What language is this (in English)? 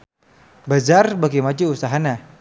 Sundanese